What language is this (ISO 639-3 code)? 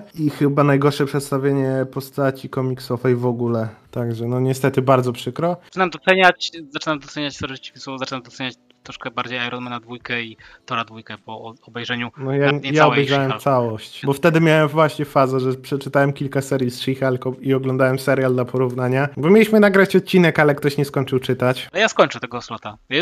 pol